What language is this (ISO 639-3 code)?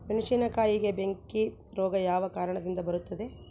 kan